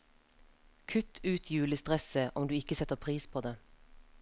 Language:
Norwegian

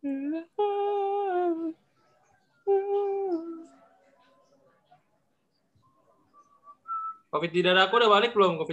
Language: Indonesian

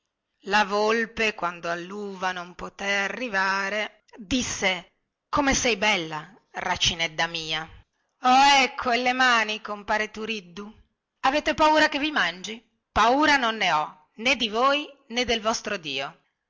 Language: Italian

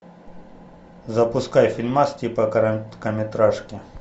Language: Russian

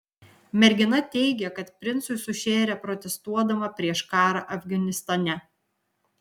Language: Lithuanian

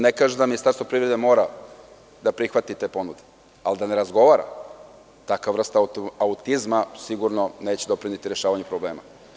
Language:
Serbian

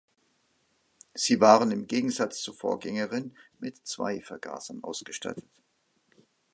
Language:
German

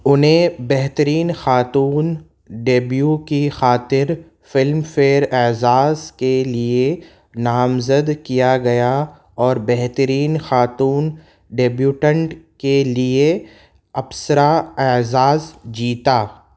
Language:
Urdu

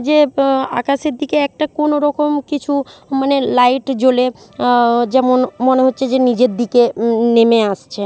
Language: Bangla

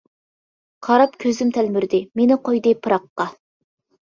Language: Uyghur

